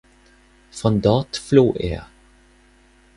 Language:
German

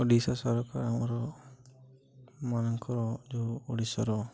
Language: Odia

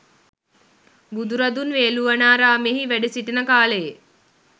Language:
Sinhala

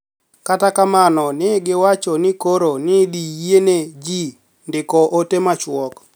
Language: Luo (Kenya and Tanzania)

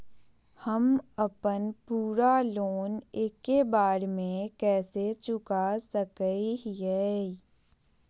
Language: Magahi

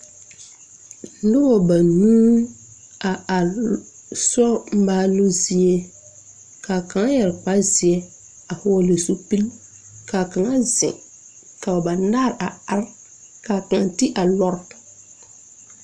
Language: Southern Dagaare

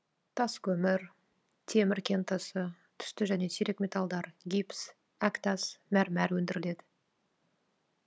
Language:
Kazakh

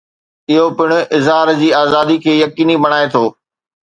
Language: Sindhi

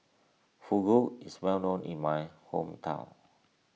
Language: English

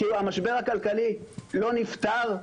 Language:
Hebrew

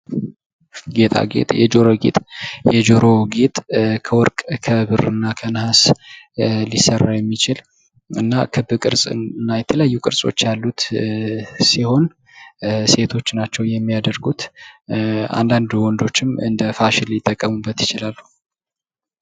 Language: Amharic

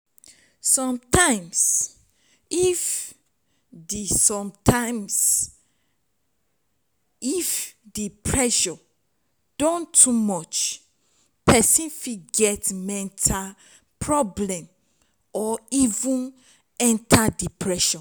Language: Nigerian Pidgin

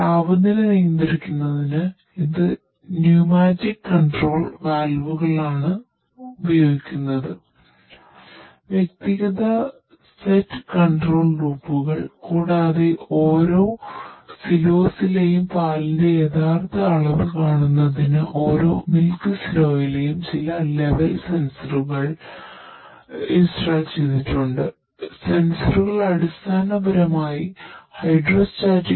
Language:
Malayalam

